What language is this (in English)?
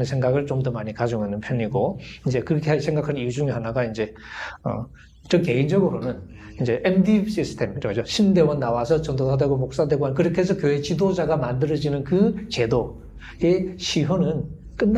Korean